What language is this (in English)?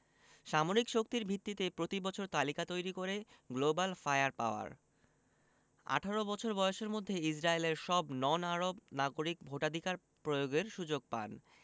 Bangla